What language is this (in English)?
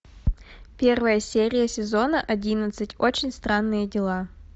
Russian